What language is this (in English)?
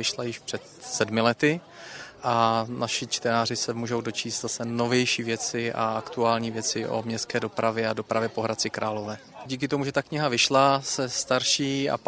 Czech